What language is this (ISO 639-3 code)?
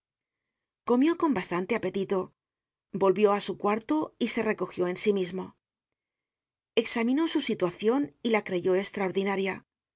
spa